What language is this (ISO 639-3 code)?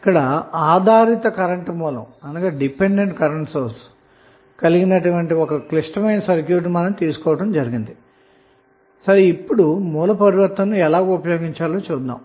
tel